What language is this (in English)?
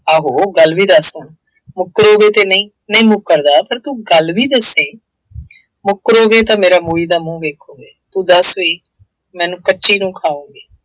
Punjabi